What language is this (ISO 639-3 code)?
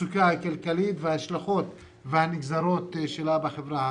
heb